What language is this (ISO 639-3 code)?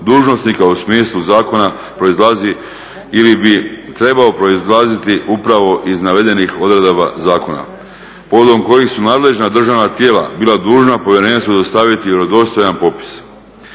hrv